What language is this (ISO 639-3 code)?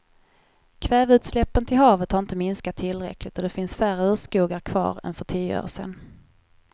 swe